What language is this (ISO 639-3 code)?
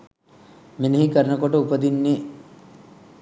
sin